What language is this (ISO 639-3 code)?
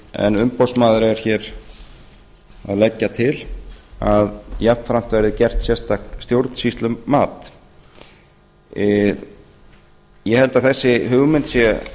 isl